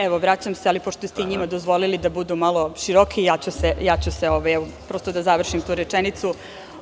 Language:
Serbian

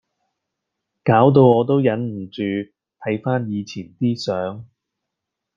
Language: Cantonese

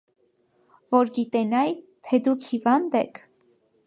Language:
Armenian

